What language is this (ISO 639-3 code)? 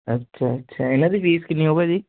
pan